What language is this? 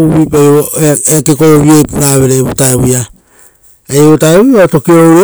Rotokas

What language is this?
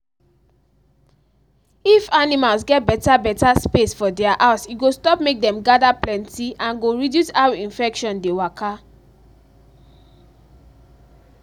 Nigerian Pidgin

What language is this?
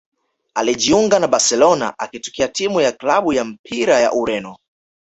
Swahili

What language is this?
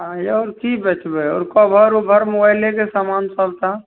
Maithili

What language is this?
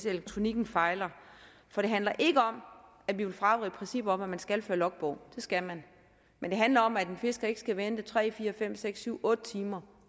Danish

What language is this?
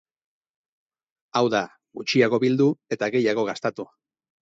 Basque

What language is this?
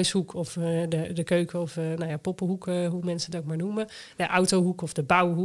Dutch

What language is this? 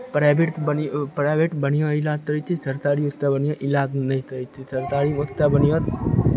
Maithili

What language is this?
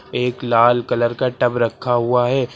Hindi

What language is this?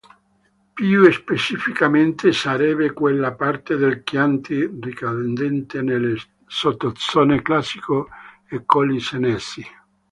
Italian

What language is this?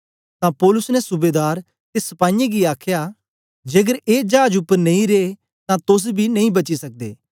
Dogri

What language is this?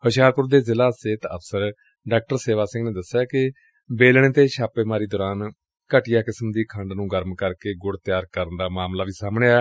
Punjabi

